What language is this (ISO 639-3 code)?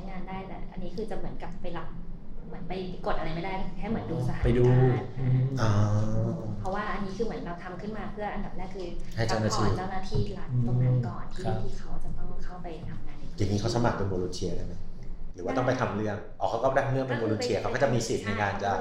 tha